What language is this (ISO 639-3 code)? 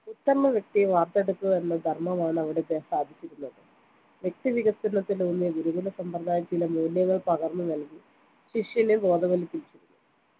mal